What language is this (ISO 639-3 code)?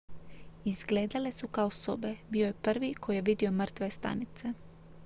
hrv